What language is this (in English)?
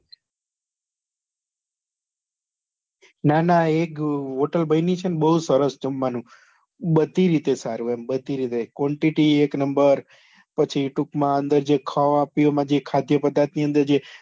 Gujarati